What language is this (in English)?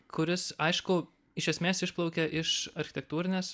Lithuanian